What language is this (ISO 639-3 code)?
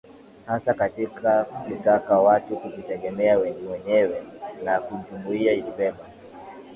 swa